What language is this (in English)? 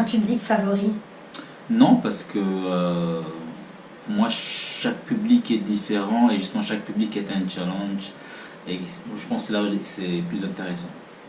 French